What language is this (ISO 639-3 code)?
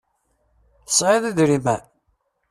kab